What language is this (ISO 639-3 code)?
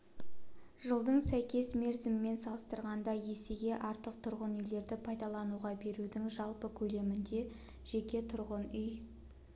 kaz